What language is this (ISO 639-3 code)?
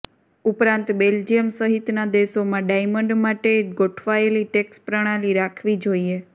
guj